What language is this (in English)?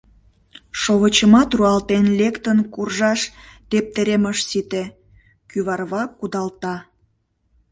Mari